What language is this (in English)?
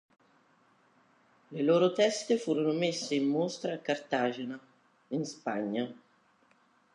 Italian